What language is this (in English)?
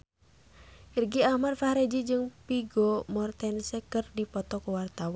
Sundanese